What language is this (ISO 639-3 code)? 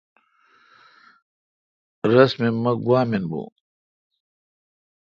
xka